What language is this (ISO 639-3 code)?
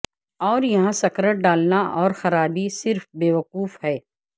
urd